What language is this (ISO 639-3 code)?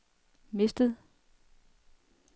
dan